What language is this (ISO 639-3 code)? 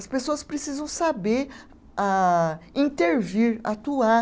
por